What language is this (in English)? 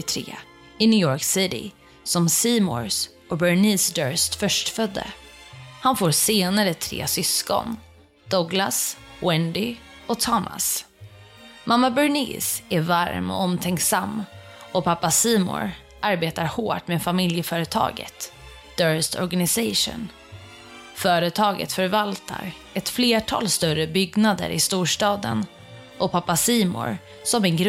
Swedish